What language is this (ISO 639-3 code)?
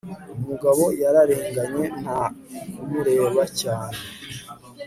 kin